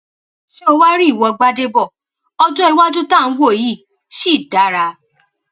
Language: Yoruba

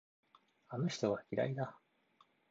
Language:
Japanese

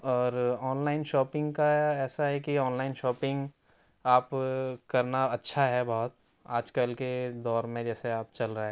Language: Urdu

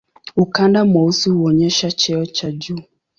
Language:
Swahili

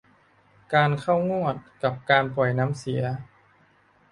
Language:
Thai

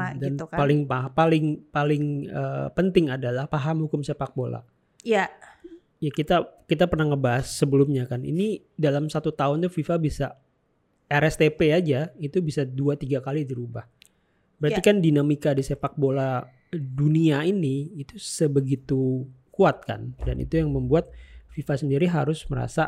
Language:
Indonesian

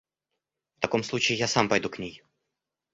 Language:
Russian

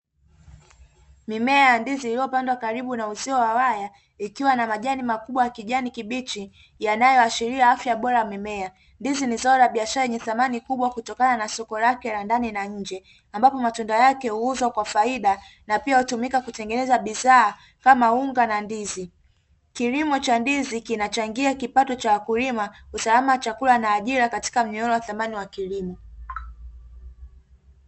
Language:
Swahili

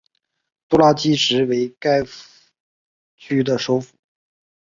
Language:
Chinese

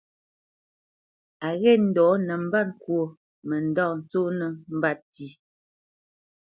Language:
Bamenyam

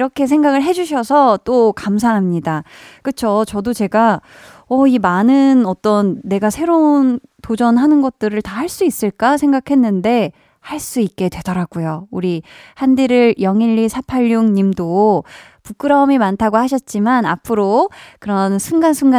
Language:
Korean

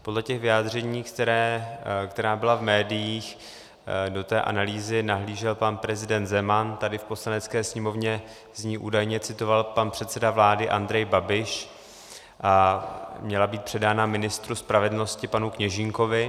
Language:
Czech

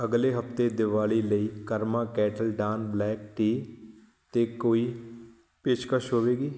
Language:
Punjabi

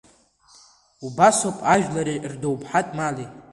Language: Abkhazian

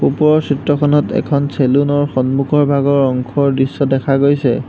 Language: Assamese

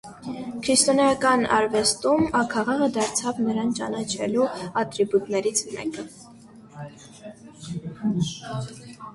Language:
Armenian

